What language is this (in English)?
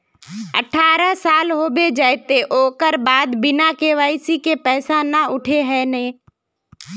Magahi